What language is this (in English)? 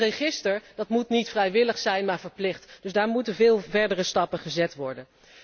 Dutch